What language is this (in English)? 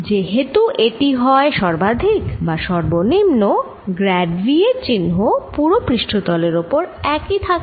Bangla